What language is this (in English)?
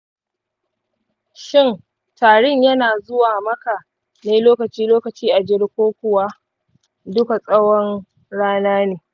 Hausa